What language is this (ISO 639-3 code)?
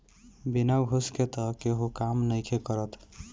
bho